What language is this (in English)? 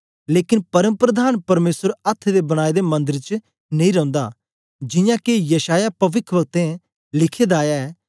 Dogri